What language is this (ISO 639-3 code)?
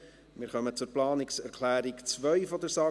gsw